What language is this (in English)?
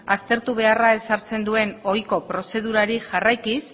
Basque